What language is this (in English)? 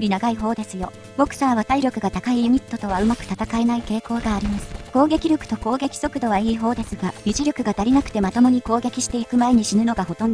Japanese